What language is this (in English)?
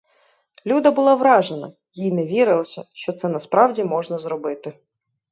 Ukrainian